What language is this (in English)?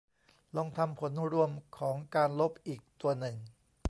Thai